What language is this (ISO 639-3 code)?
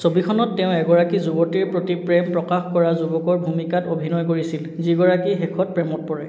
asm